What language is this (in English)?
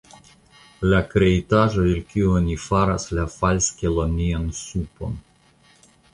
Esperanto